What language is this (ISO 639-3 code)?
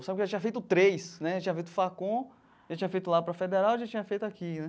por